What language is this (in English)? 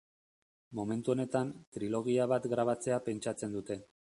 Basque